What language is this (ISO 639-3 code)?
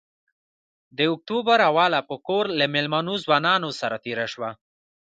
pus